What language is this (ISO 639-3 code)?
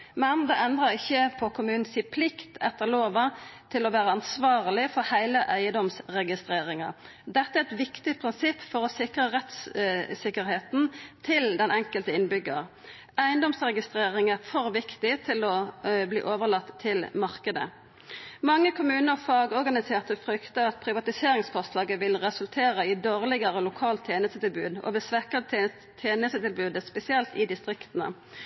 nno